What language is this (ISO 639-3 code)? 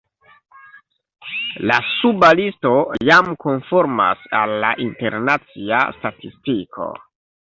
epo